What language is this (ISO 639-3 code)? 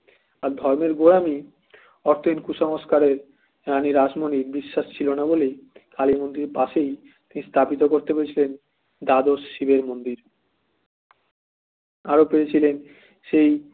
ben